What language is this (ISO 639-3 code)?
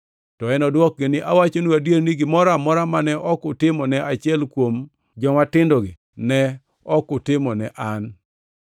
luo